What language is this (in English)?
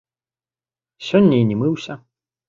Belarusian